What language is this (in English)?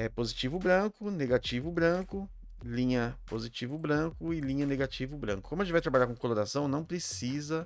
Portuguese